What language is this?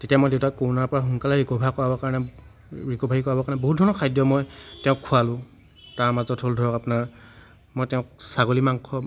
Assamese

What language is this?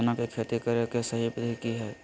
Magahi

